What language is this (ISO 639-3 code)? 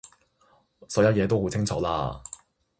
yue